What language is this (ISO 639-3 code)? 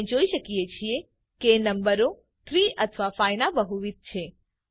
guj